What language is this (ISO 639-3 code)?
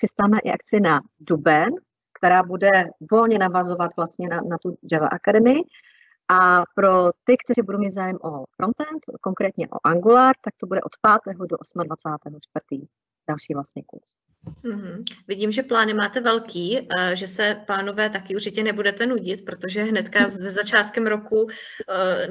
ces